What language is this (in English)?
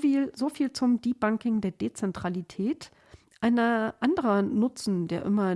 German